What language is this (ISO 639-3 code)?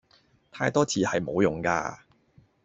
yue